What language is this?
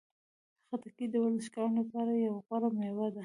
Pashto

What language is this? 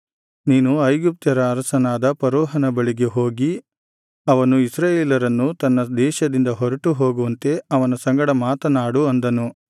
Kannada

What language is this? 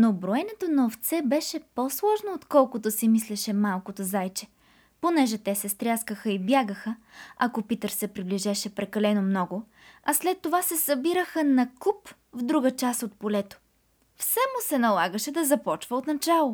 Bulgarian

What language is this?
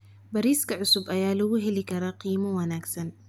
Somali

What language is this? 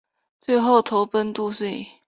Chinese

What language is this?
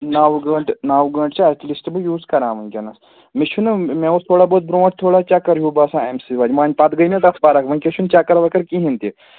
Kashmiri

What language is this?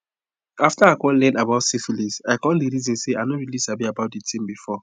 Nigerian Pidgin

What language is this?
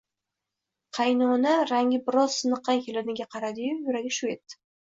Uzbek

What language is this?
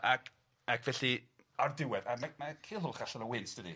Welsh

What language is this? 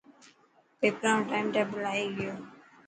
Dhatki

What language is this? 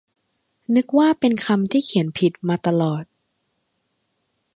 Thai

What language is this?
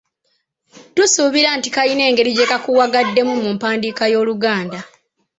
Ganda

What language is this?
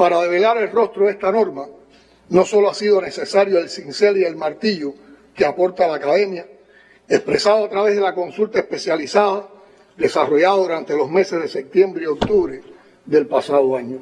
Spanish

